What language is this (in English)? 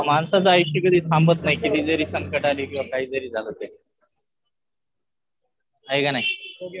Marathi